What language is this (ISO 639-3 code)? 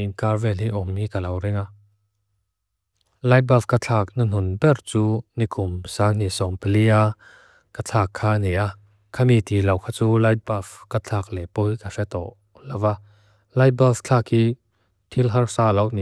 lus